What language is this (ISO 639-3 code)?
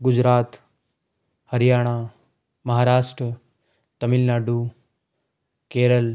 hin